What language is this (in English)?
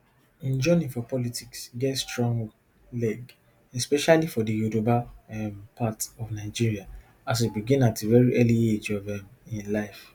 Nigerian Pidgin